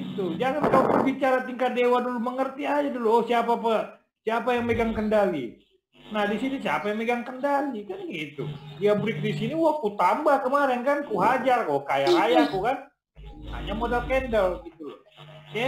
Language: Indonesian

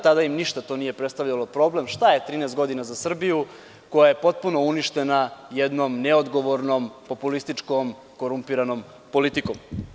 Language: Serbian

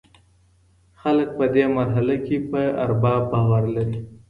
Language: Pashto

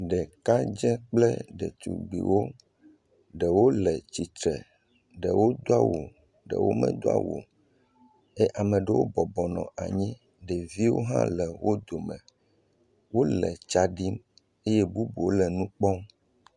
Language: Ewe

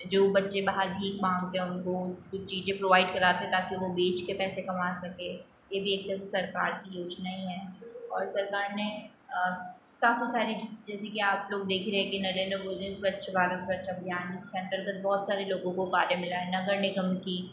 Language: Hindi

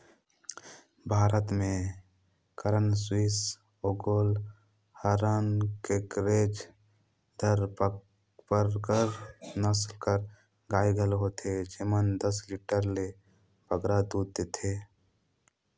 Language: Chhattisgarhi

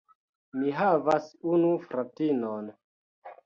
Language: Esperanto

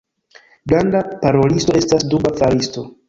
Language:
Esperanto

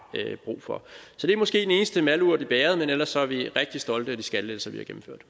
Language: Danish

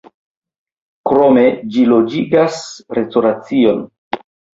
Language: Esperanto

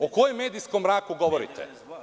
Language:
Serbian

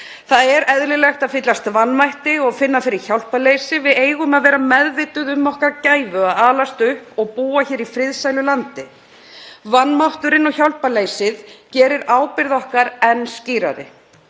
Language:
Icelandic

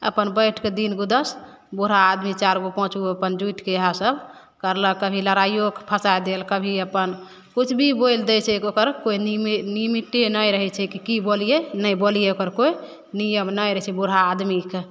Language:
Maithili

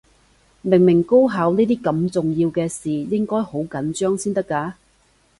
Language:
Cantonese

